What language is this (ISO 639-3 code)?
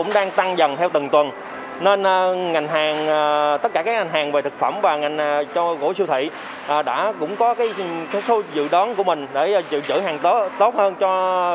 vie